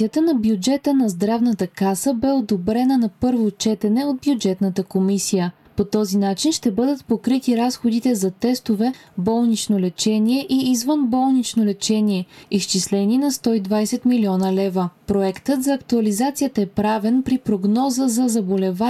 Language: Bulgarian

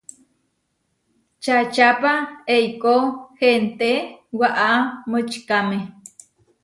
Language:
Huarijio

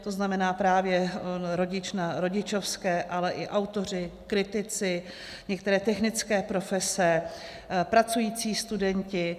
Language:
Czech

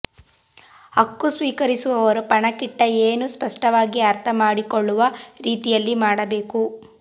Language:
Kannada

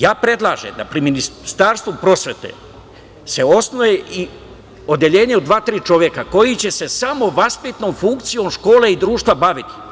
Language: Serbian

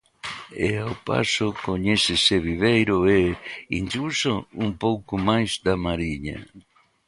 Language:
Galician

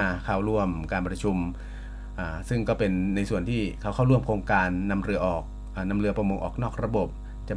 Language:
Thai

